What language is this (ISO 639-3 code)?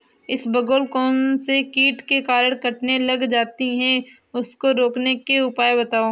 hin